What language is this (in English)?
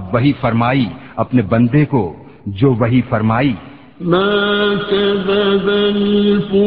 Urdu